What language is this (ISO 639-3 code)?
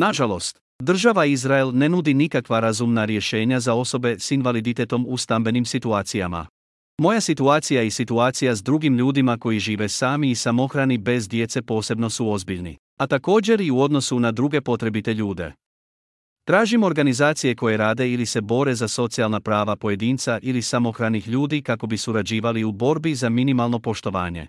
hrv